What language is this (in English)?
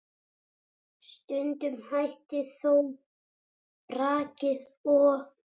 Icelandic